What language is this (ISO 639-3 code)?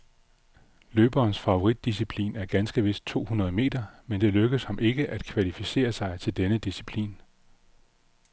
dan